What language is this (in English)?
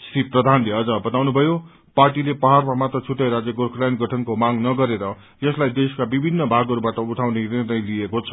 Nepali